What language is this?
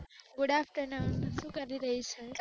Gujarati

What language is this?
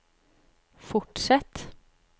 Norwegian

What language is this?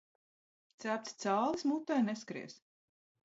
Latvian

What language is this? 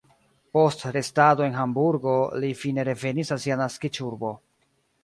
Esperanto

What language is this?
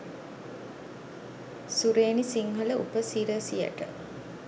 Sinhala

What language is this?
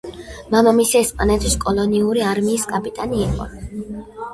Georgian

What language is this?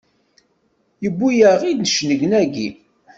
Kabyle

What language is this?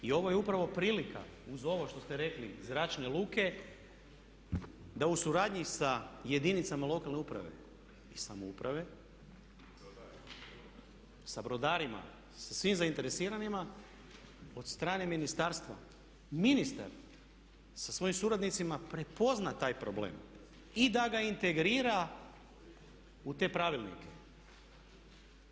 Croatian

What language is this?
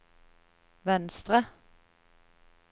Norwegian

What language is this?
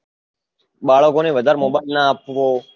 Gujarati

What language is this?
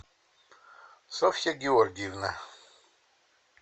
Russian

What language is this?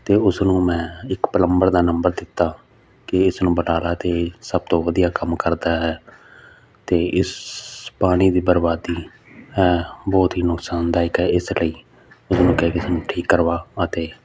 Punjabi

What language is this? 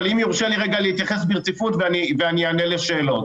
Hebrew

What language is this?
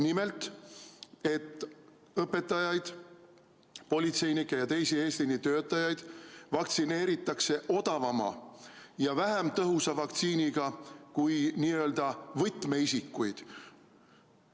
Estonian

